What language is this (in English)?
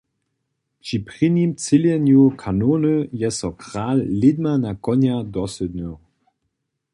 Upper Sorbian